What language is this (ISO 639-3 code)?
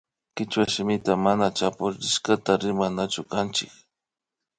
qvi